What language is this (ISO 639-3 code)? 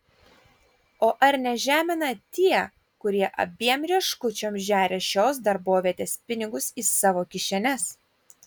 lit